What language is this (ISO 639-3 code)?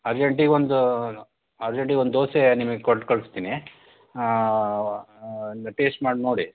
kan